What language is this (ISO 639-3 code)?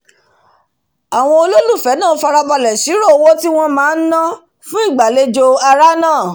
yor